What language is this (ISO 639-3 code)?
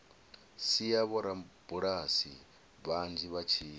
ven